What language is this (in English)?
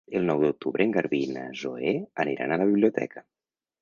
Catalan